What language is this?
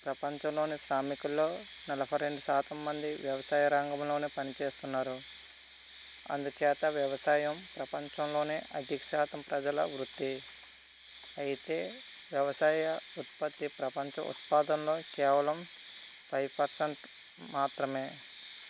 Telugu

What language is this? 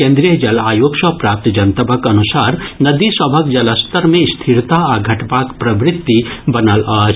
Maithili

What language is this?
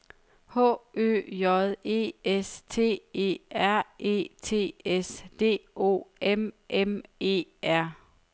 Danish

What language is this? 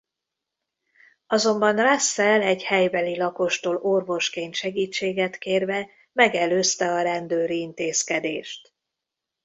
Hungarian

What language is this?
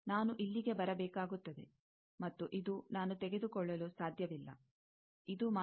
Kannada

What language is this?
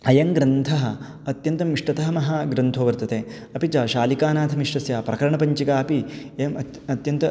Sanskrit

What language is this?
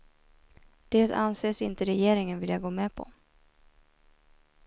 Swedish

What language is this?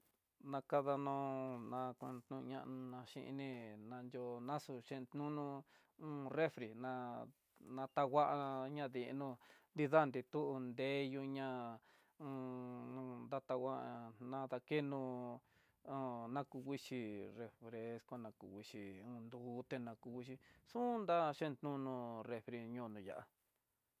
Tidaá Mixtec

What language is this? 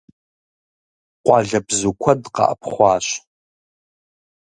Kabardian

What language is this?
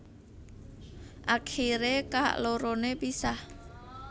Javanese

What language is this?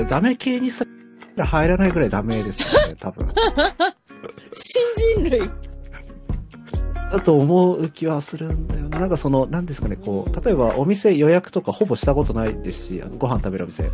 Japanese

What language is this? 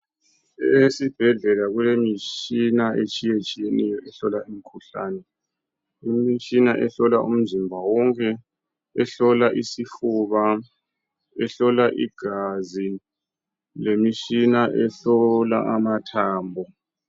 North Ndebele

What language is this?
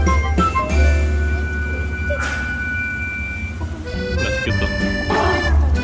Korean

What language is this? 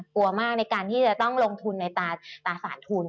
Thai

